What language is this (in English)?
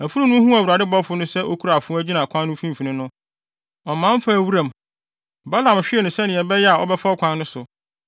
Akan